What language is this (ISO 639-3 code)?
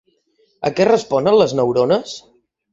cat